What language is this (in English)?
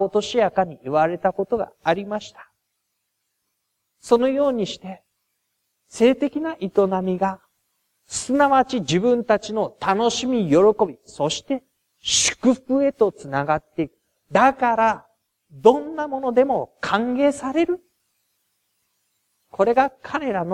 Japanese